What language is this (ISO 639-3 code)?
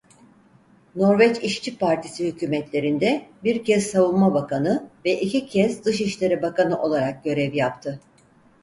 tur